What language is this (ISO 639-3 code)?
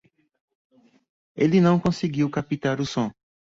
por